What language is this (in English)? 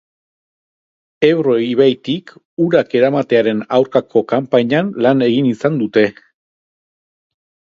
Basque